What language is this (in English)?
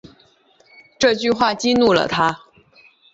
Chinese